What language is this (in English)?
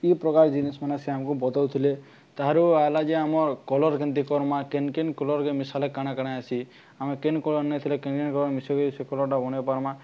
Odia